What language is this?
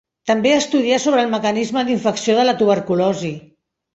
Catalan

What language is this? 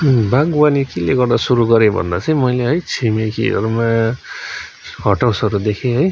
Nepali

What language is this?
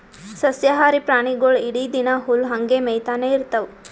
Kannada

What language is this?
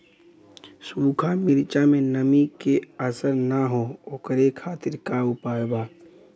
Bhojpuri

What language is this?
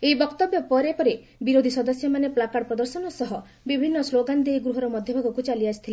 Odia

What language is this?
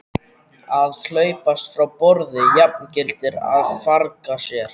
Icelandic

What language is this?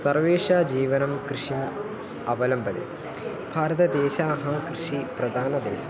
Sanskrit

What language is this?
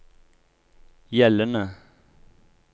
Norwegian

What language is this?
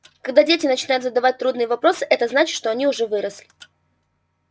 Russian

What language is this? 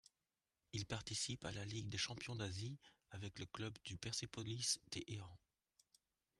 French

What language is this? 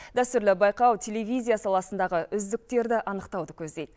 Kazakh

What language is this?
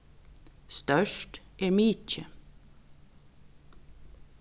Faroese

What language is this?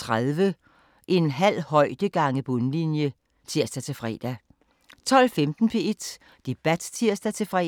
Danish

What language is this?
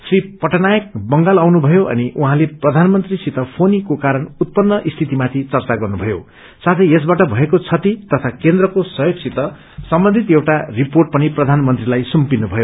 Nepali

